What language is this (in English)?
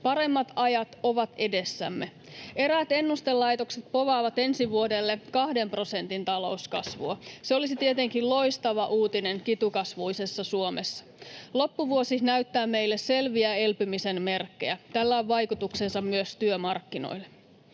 Finnish